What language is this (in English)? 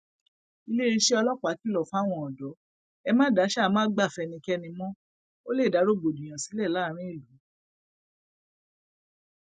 Yoruba